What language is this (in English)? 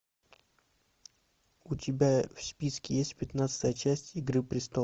Russian